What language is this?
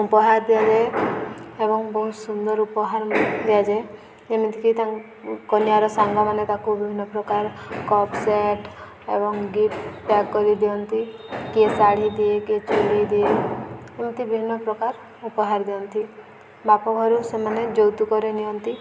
Odia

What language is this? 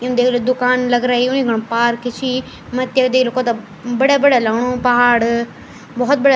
Garhwali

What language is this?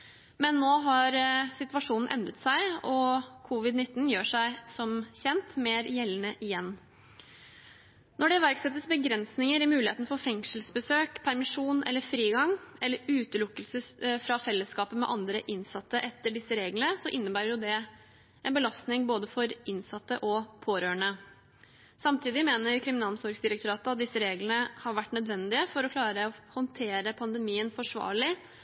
Norwegian Bokmål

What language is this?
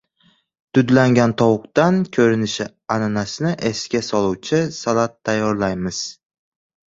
Uzbek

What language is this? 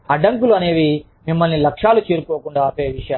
Telugu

